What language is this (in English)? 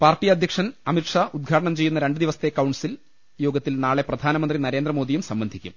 Malayalam